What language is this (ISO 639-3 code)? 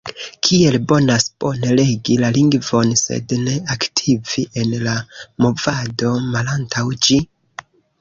epo